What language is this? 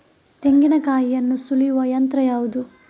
Kannada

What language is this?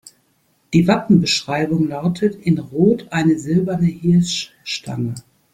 German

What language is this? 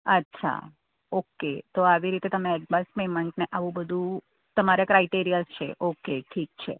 Gujarati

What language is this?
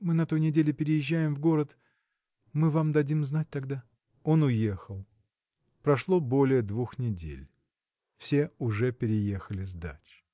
Russian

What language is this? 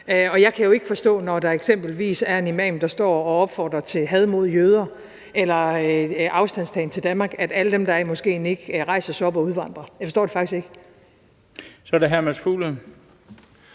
Danish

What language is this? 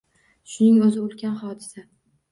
Uzbek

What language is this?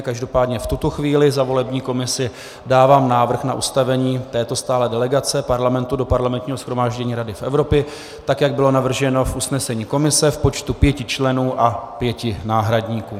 Czech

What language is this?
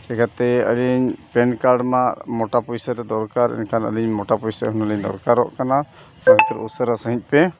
Santali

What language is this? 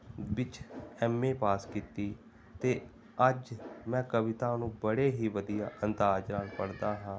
Punjabi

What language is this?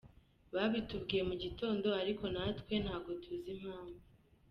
Kinyarwanda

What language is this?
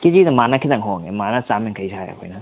Manipuri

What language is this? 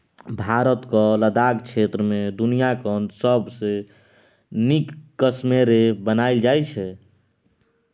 Maithili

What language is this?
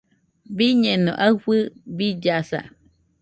Nüpode Huitoto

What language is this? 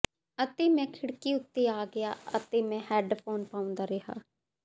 Punjabi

